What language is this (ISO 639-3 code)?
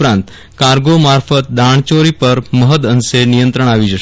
guj